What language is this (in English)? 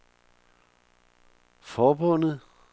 Danish